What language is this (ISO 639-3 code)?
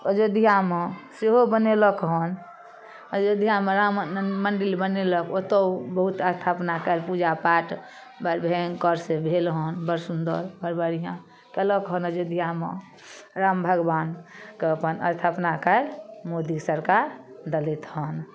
mai